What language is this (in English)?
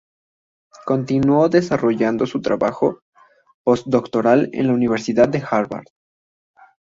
Spanish